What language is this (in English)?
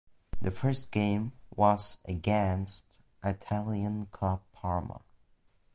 English